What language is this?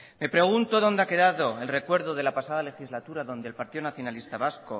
Spanish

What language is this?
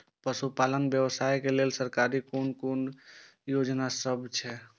Maithili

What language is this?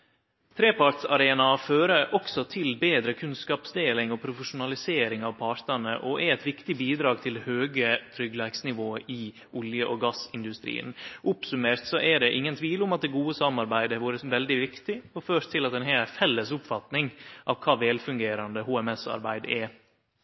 Norwegian Nynorsk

